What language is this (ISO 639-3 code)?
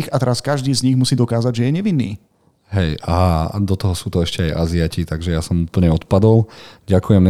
slk